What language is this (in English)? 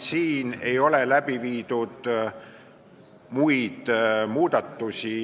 Estonian